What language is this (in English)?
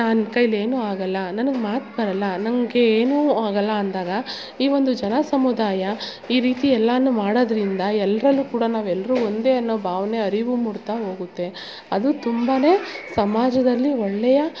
Kannada